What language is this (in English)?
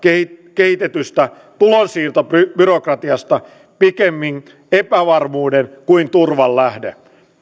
Finnish